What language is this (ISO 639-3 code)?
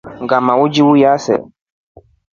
rof